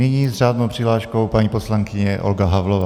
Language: Czech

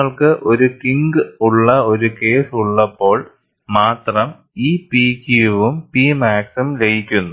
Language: Malayalam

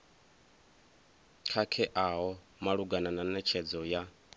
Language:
Venda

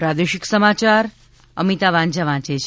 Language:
Gujarati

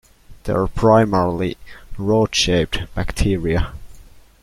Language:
English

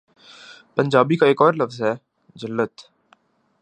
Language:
Urdu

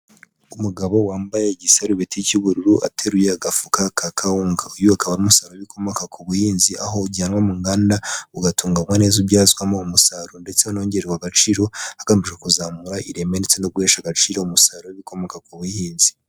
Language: Kinyarwanda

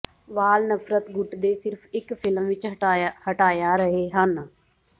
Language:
Punjabi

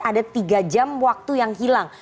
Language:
Indonesian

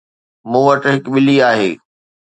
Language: Sindhi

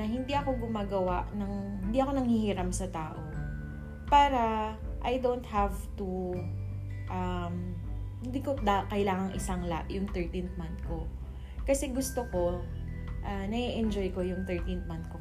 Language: Filipino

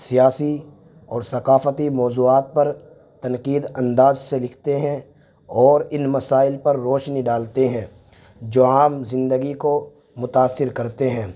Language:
Urdu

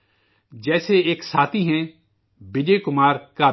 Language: Urdu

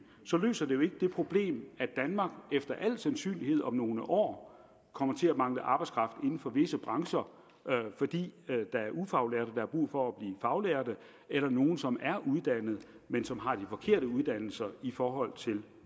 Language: Danish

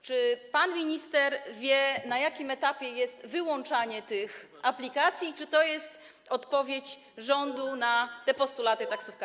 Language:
Polish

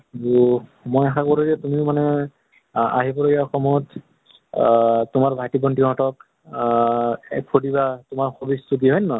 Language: Assamese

